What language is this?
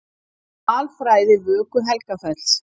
Icelandic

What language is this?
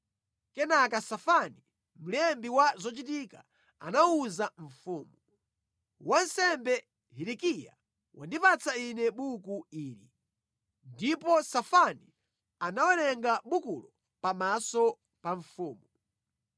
Nyanja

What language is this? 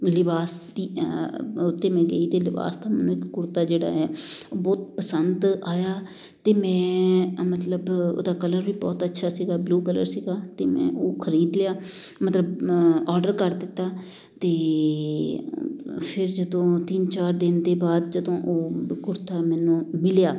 Punjabi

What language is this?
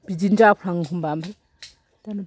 Bodo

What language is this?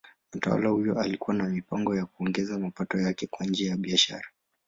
Swahili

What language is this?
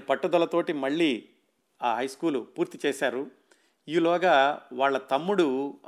Telugu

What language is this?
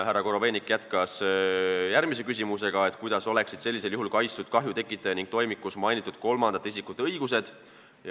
Estonian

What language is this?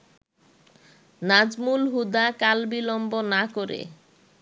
Bangla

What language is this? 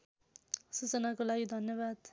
Nepali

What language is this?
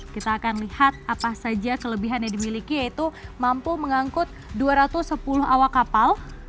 Indonesian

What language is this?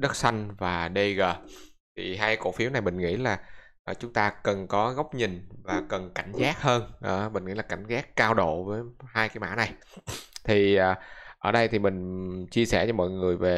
Vietnamese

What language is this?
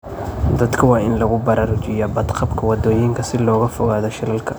Somali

